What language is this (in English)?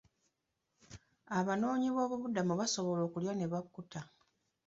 Ganda